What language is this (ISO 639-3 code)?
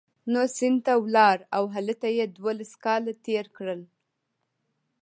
pus